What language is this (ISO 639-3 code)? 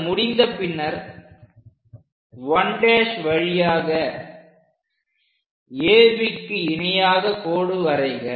tam